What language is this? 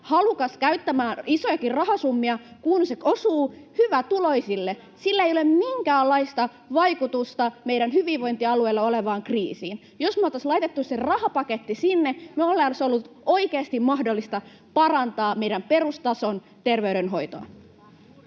Finnish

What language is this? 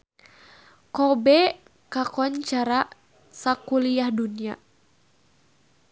Sundanese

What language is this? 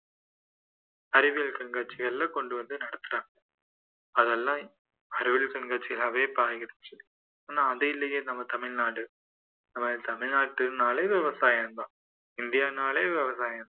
Tamil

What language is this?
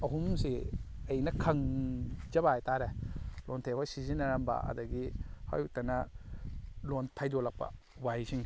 Manipuri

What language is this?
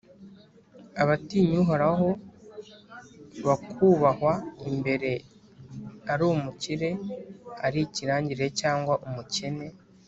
Kinyarwanda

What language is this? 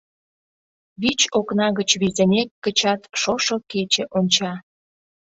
Mari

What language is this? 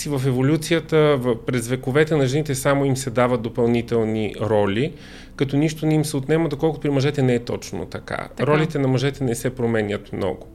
Bulgarian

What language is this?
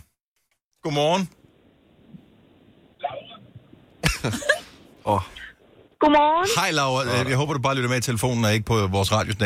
Danish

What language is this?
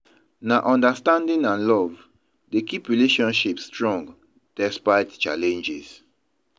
Nigerian Pidgin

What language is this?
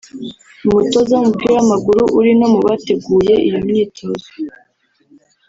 Kinyarwanda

